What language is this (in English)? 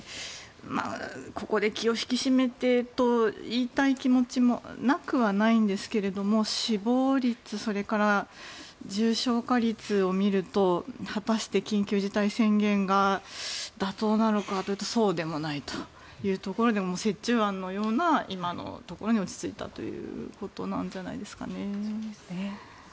Japanese